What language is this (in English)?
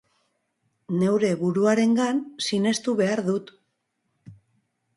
Basque